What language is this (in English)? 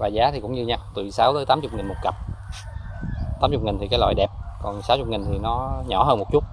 Vietnamese